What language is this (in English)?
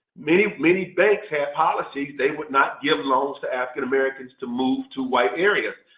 English